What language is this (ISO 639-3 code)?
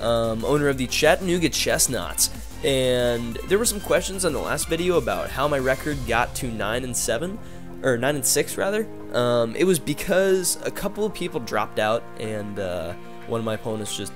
eng